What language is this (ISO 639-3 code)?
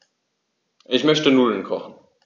deu